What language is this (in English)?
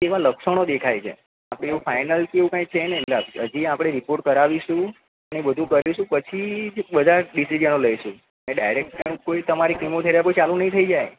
Gujarati